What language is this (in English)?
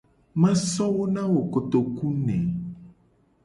Gen